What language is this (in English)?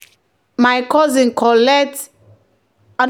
Nigerian Pidgin